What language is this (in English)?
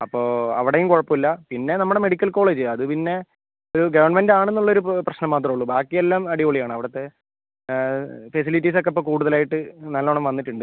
Malayalam